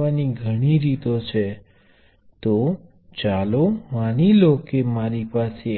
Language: Gujarati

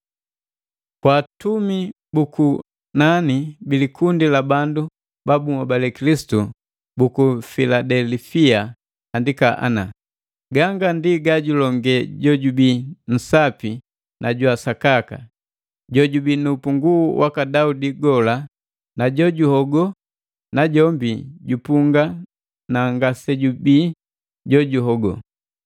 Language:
Matengo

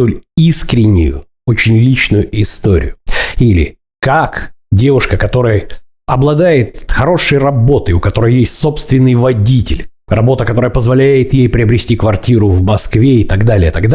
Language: Russian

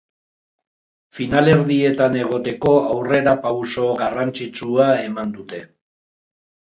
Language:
Basque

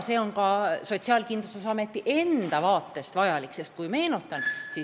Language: Estonian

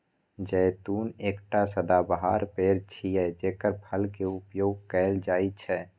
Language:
Maithili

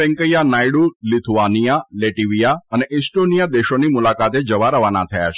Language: Gujarati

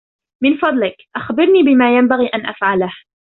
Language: Arabic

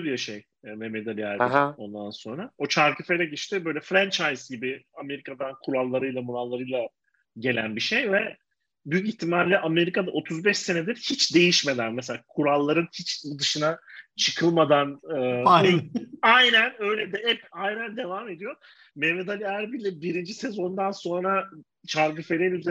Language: Turkish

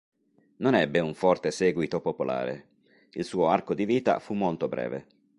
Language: Italian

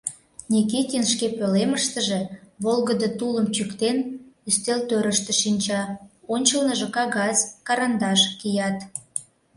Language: Mari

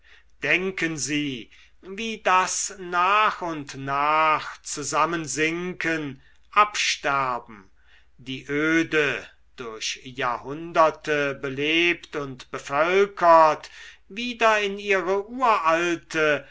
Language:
German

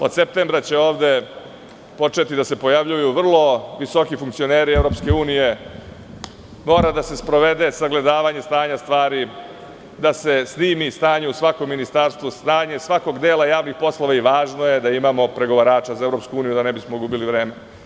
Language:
Serbian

